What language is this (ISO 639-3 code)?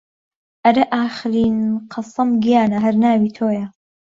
ckb